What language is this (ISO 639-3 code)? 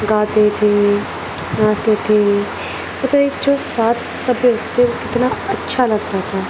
urd